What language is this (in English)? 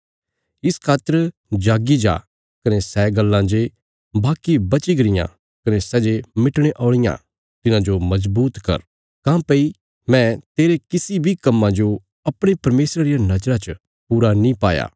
Bilaspuri